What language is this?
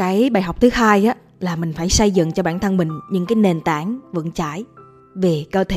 Vietnamese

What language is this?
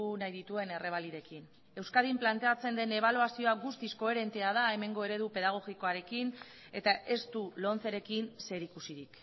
Basque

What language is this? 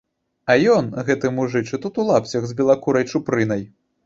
Belarusian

